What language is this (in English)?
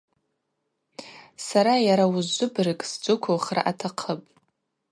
Abaza